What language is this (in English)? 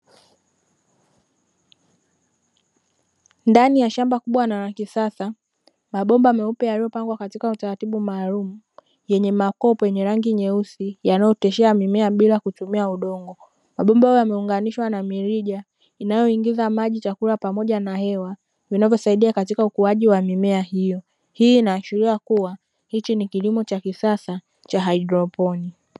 Swahili